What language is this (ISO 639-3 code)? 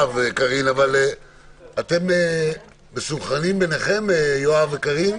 heb